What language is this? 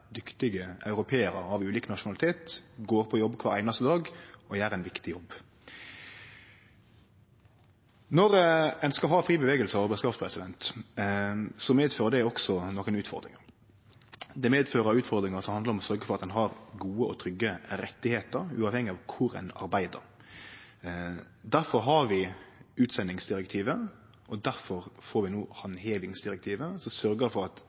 Norwegian Nynorsk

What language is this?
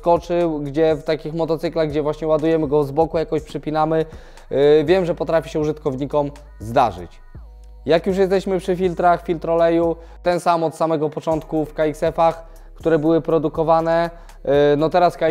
Polish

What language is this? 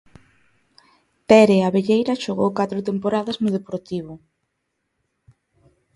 Galician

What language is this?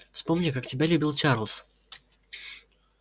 Russian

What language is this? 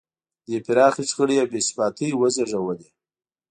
Pashto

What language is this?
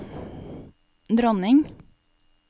Norwegian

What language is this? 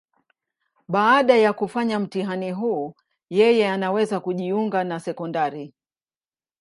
Swahili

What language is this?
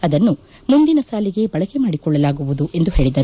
Kannada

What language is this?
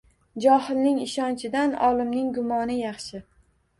Uzbek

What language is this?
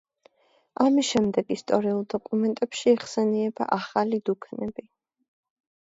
Georgian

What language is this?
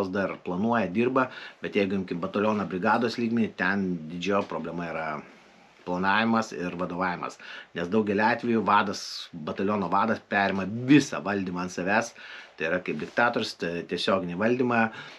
Lithuanian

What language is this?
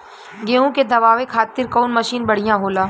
Bhojpuri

